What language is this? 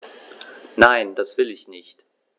German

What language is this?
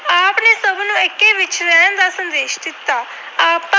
Punjabi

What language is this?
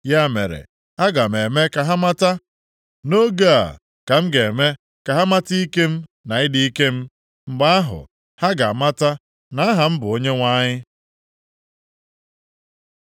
Igbo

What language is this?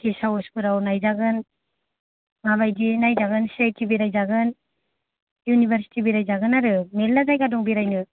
Bodo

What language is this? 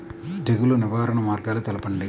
Telugu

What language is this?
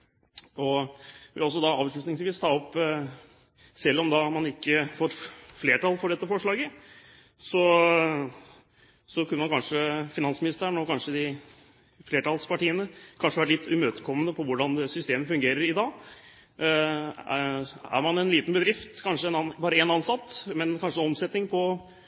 Norwegian Bokmål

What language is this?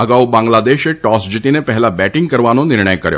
Gujarati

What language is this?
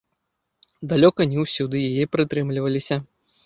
Belarusian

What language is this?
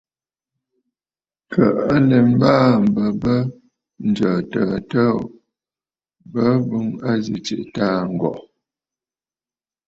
Bafut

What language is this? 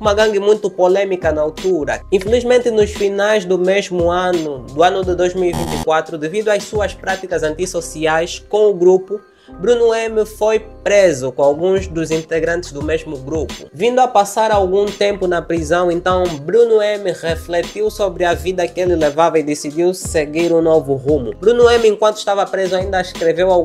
Portuguese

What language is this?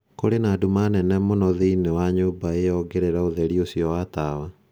Kikuyu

